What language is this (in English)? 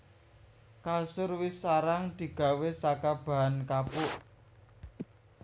Javanese